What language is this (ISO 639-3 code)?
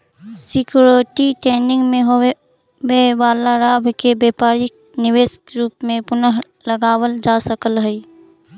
mag